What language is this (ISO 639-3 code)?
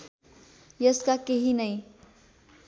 nep